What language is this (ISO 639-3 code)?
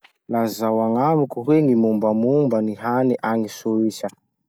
msh